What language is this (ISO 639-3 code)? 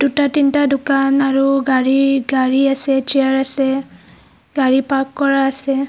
asm